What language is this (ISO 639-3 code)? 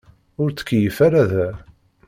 kab